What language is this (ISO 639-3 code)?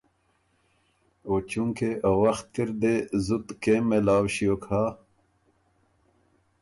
oru